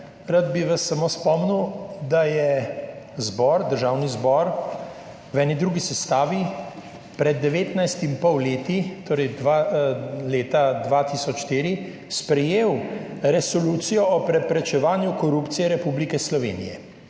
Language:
Slovenian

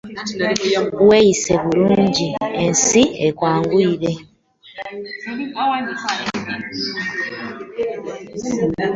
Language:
Ganda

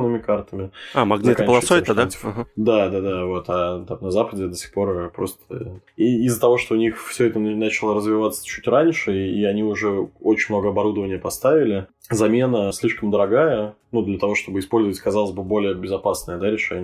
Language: Russian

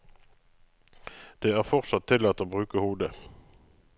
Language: Norwegian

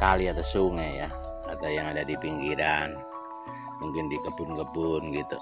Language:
Indonesian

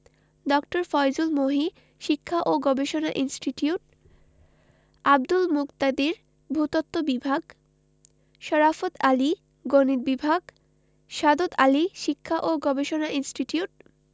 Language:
Bangla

